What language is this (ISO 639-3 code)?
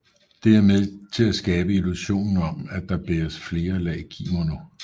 dan